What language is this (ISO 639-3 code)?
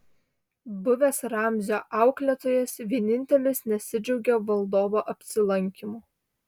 lit